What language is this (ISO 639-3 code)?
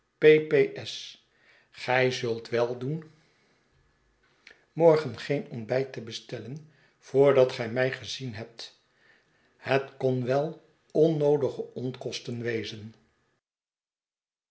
nld